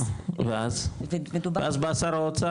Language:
Hebrew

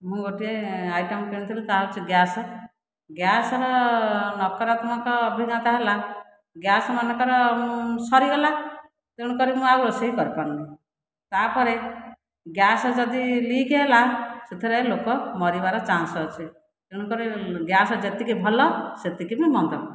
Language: Odia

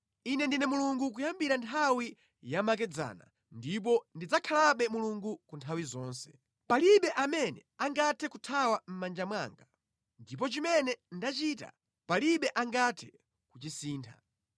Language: Nyanja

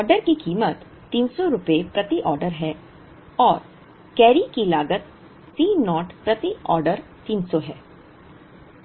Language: Hindi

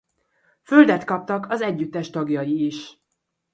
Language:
Hungarian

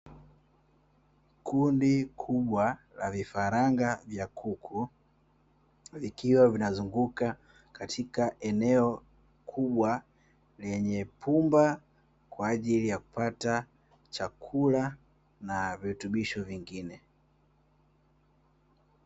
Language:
Swahili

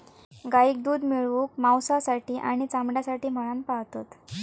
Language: Marathi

